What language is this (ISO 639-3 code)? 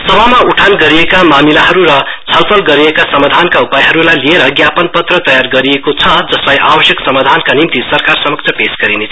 nep